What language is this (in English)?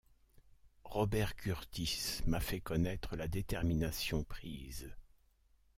French